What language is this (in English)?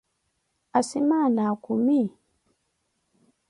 Koti